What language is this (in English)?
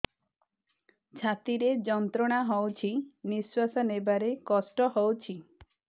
Odia